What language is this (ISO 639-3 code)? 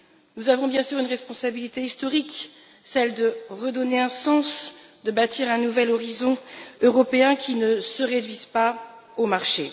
fra